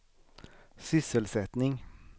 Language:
Swedish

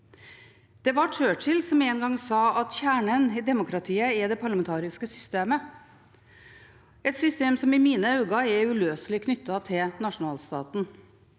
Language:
Norwegian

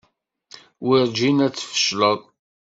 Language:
Kabyle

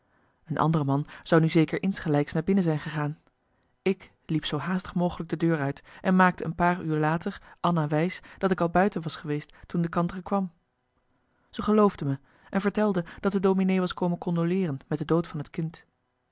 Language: Dutch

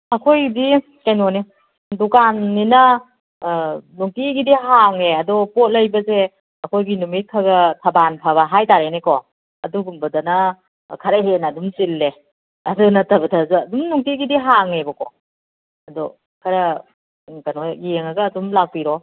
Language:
Manipuri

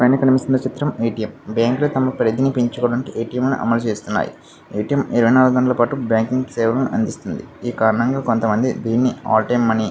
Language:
Telugu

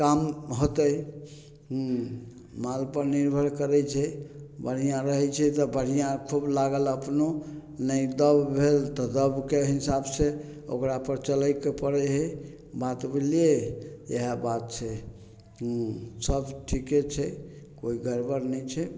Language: Maithili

